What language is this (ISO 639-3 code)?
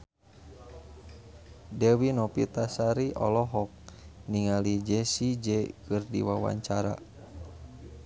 sun